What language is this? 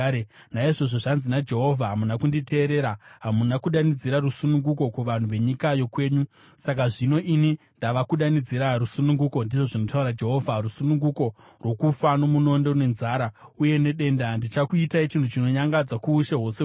Shona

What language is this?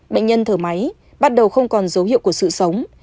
Vietnamese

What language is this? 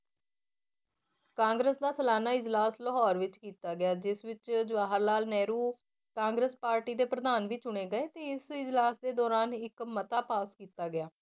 Punjabi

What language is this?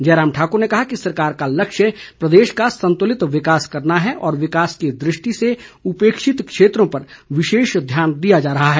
Hindi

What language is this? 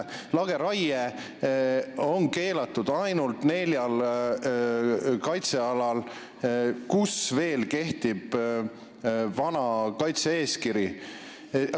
Estonian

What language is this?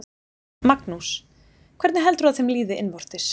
Icelandic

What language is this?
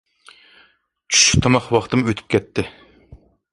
Uyghur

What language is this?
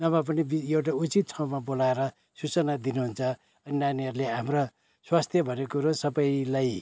Nepali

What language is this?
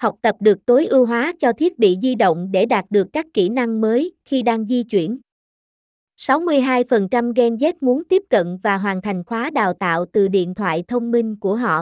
Vietnamese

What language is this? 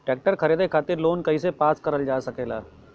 Bhojpuri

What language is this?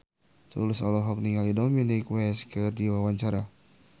Sundanese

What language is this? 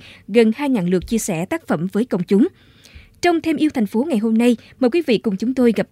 Vietnamese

